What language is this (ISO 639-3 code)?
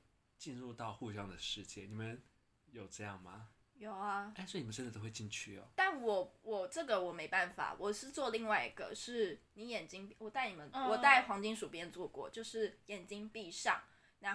zho